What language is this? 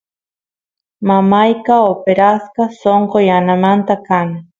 Santiago del Estero Quichua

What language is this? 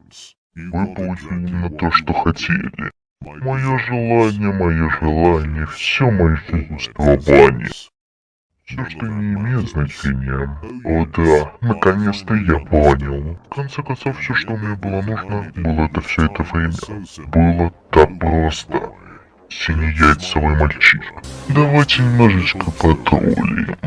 Russian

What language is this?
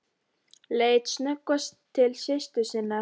Icelandic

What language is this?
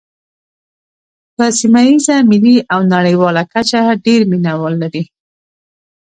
Pashto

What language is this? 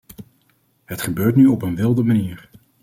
Dutch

